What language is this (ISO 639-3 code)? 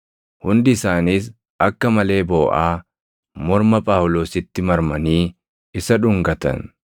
orm